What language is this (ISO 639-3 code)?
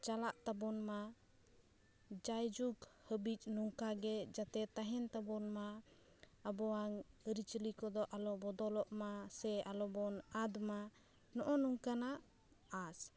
sat